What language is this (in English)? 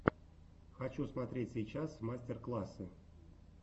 Russian